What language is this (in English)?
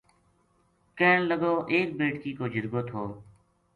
Gujari